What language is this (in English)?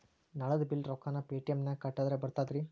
Kannada